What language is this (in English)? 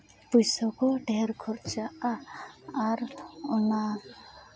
Santali